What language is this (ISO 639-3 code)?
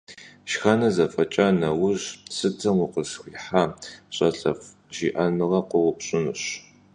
kbd